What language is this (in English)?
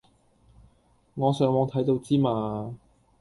Cantonese